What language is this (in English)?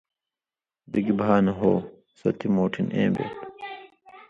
Indus Kohistani